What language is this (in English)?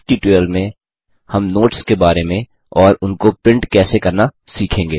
Hindi